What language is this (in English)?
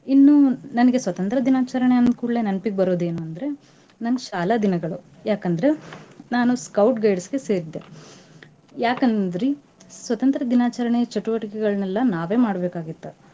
Kannada